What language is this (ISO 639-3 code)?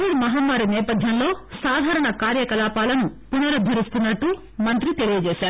tel